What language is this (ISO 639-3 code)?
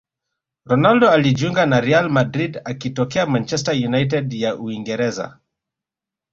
swa